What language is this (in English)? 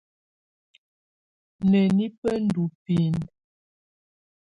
Tunen